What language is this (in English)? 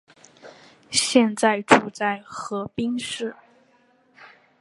Chinese